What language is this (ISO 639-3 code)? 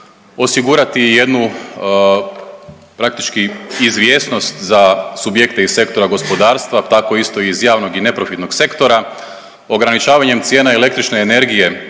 hrv